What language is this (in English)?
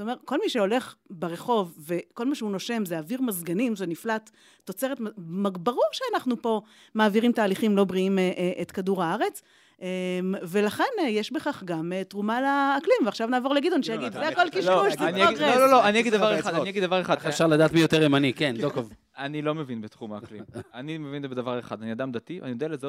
Hebrew